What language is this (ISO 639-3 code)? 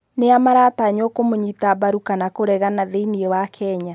kik